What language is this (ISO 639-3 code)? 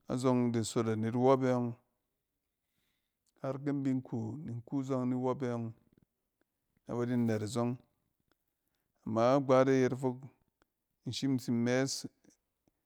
cen